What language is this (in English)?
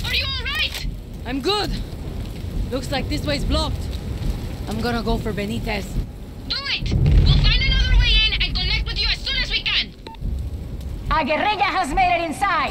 Polish